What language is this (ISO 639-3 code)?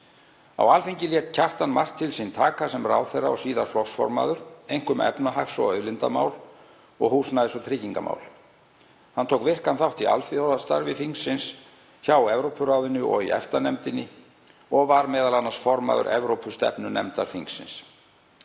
isl